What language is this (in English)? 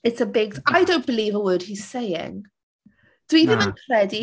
Welsh